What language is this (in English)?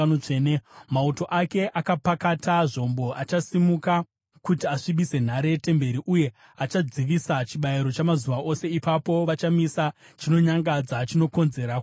Shona